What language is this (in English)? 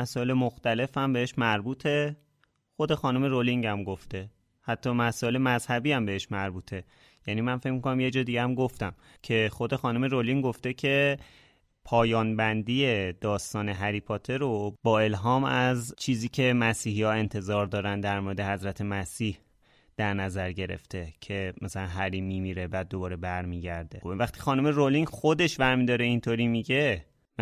Persian